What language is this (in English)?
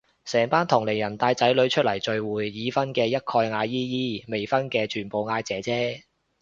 Cantonese